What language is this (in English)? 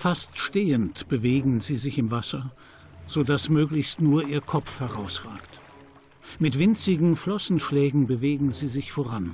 German